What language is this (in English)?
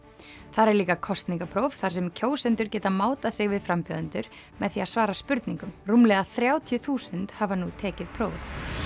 Icelandic